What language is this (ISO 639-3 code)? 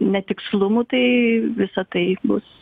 lit